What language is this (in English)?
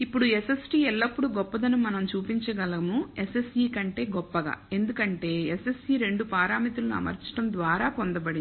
Telugu